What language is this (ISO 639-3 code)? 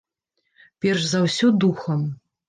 bel